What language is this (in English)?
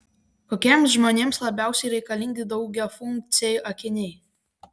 Lithuanian